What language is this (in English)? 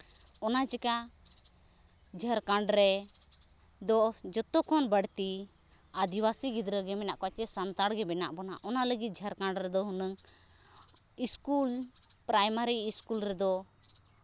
Santali